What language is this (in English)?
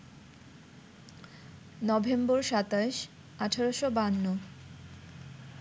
Bangla